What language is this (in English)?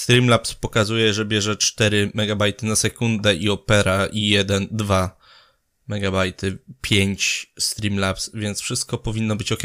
Polish